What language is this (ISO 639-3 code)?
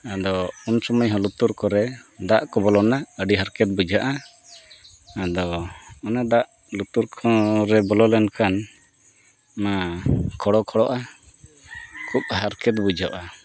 sat